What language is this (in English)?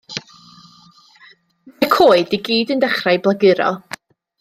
Welsh